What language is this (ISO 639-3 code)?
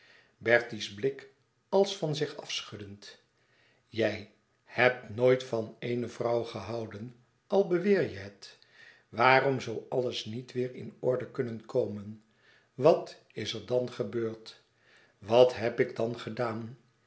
nld